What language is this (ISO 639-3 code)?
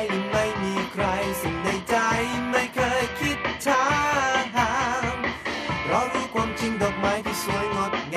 tha